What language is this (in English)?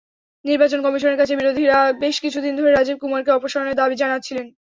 Bangla